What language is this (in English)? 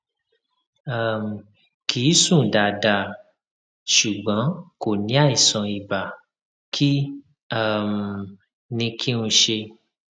Yoruba